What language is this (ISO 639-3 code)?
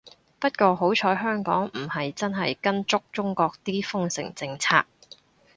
yue